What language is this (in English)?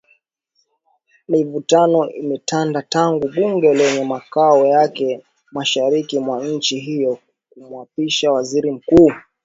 Swahili